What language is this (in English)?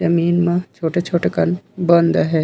Chhattisgarhi